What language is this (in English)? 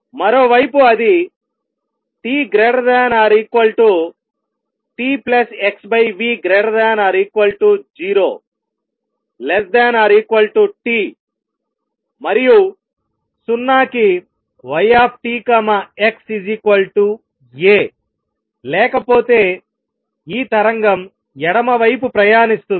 Telugu